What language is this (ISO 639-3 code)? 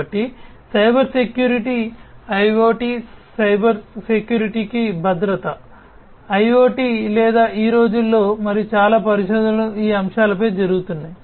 tel